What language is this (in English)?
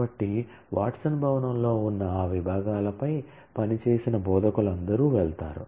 Telugu